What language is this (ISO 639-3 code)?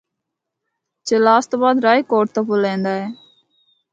hno